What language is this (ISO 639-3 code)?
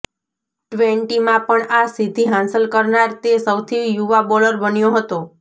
guj